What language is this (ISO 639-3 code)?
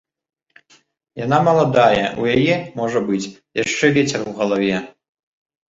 bel